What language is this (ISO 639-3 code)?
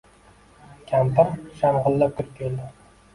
uzb